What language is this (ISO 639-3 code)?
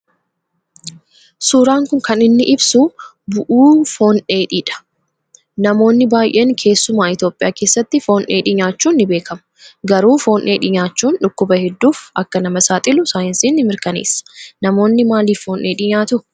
orm